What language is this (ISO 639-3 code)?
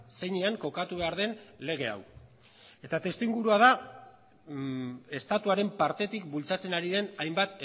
eus